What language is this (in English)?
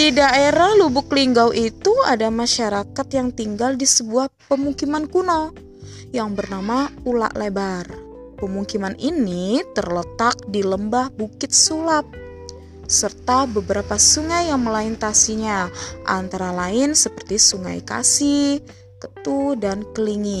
Indonesian